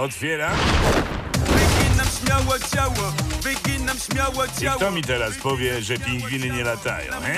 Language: Polish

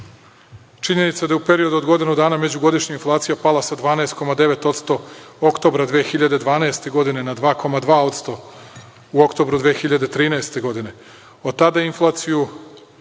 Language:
Serbian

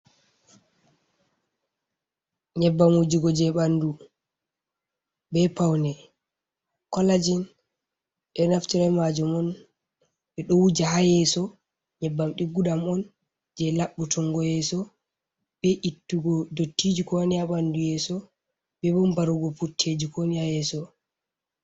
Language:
Fula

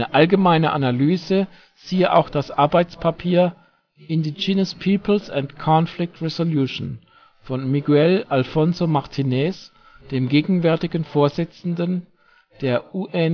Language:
German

